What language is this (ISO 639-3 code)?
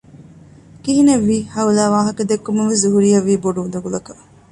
div